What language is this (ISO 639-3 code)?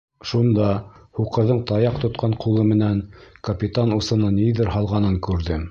bak